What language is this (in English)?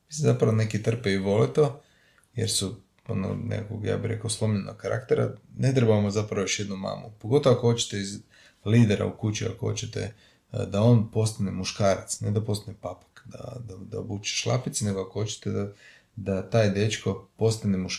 Croatian